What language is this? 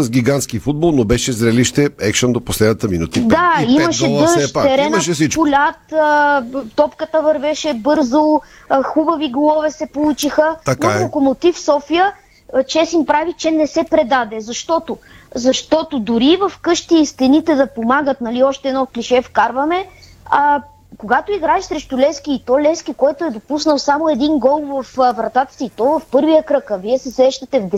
Bulgarian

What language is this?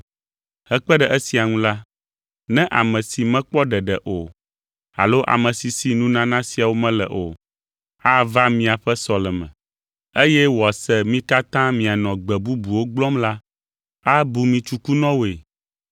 Ewe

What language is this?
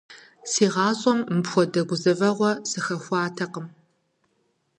Kabardian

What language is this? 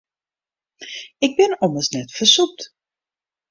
Western Frisian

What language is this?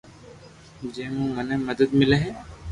Loarki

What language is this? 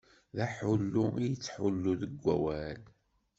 Kabyle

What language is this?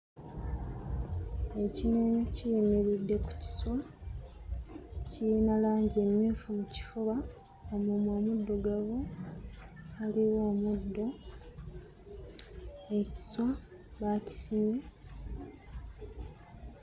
Ganda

